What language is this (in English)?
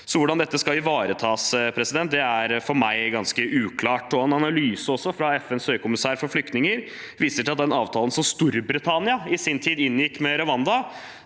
Norwegian